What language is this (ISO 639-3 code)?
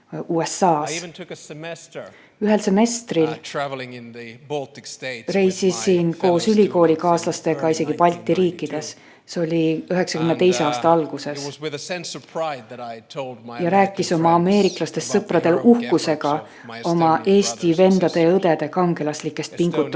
est